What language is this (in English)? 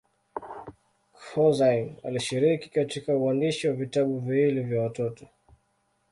Swahili